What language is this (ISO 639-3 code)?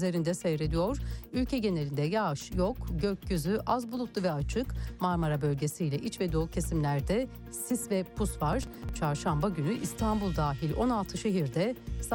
tur